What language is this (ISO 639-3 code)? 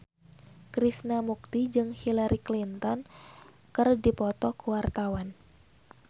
sun